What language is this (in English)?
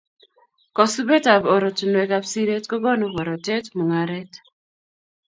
Kalenjin